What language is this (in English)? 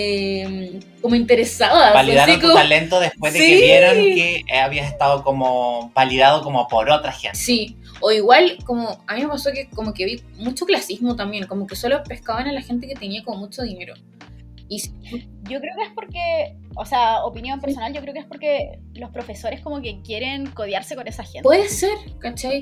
Spanish